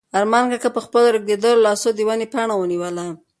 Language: Pashto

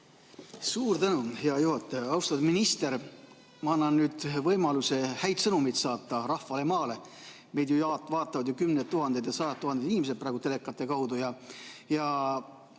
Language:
Estonian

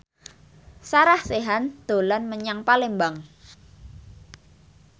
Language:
Javanese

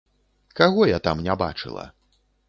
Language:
Belarusian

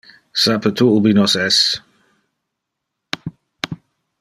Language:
Interlingua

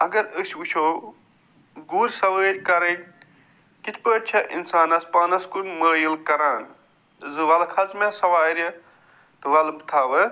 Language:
Kashmiri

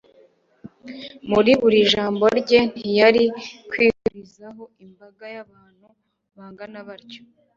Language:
Kinyarwanda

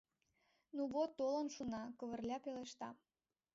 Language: Mari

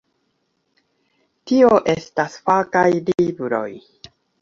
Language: Esperanto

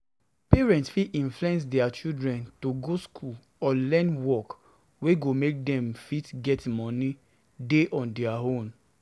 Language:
Nigerian Pidgin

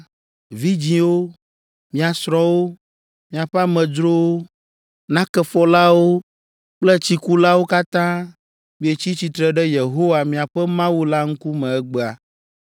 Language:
Ewe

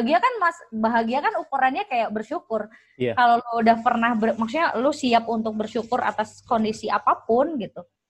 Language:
Indonesian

